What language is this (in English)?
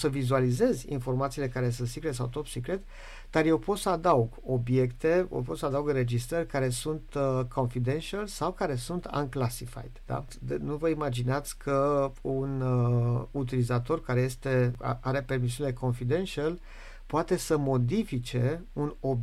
Romanian